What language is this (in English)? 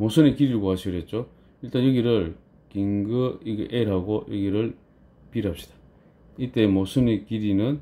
Korean